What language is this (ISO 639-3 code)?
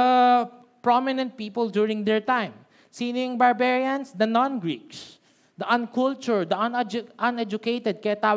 fil